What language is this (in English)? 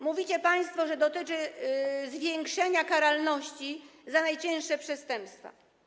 Polish